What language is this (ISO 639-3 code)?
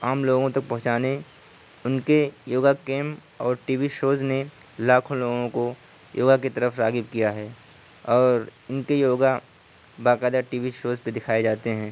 urd